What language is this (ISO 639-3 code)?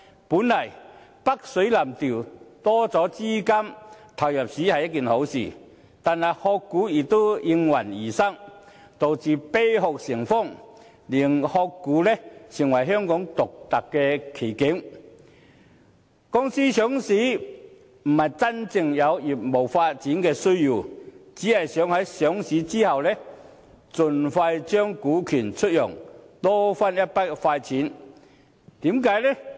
yue